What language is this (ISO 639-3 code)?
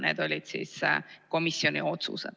est